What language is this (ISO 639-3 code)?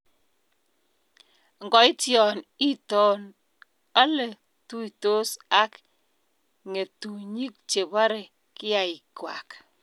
kln